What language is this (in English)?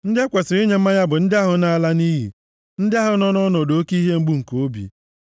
Igbo